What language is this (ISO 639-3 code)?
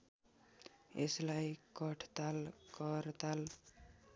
nep